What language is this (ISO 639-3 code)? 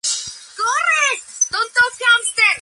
spa